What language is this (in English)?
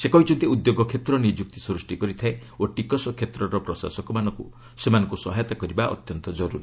Odia